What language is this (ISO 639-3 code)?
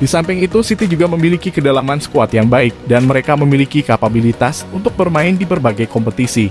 ind